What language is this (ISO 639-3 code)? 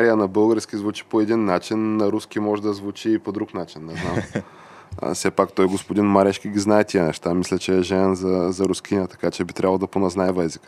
bul